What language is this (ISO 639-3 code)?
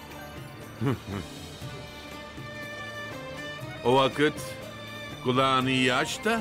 tur